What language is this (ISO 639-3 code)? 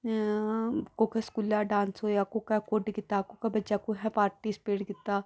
doi